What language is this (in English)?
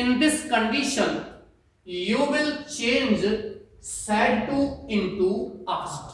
Hindi